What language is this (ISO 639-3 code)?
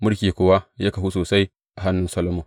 hau